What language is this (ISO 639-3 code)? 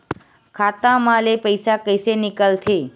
hne